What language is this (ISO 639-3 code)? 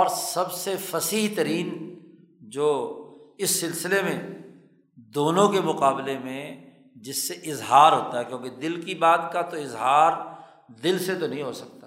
urd